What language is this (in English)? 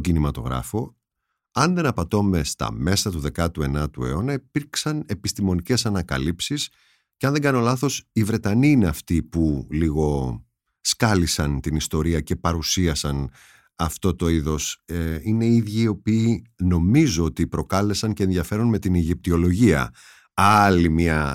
Greek